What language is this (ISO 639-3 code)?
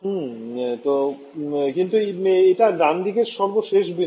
ben